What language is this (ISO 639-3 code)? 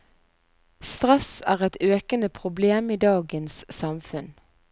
nor